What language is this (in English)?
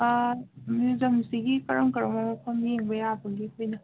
Manipuri